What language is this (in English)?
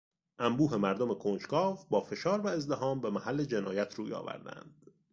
Persian